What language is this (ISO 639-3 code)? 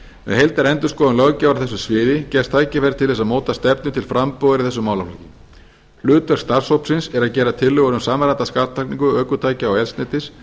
isl